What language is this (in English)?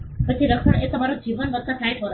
Gujarati